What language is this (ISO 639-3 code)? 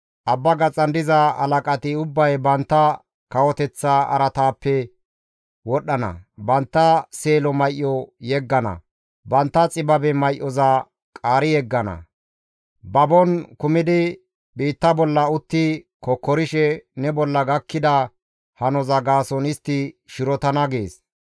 gmv